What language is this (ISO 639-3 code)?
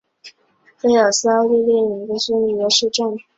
zho